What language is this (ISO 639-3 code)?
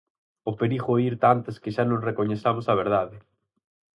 glg